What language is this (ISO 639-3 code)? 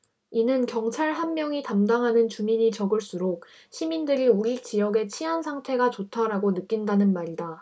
kor